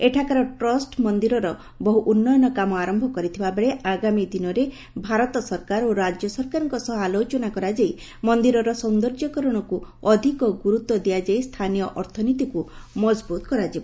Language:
Odia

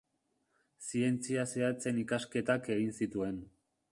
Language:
Basque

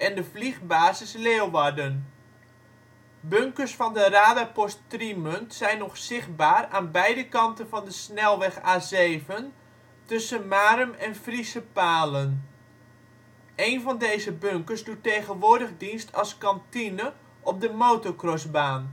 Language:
Dutch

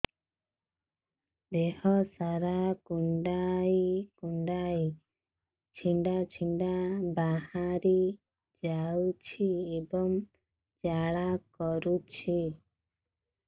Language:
Odia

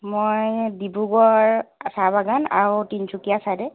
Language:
Assamese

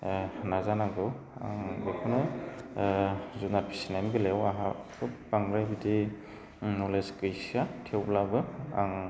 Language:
Bodo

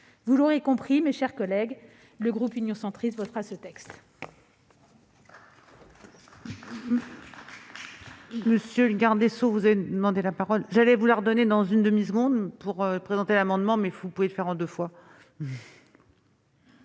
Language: French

